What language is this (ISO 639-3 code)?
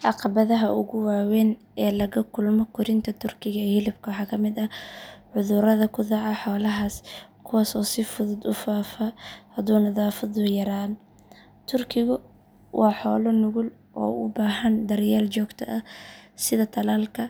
som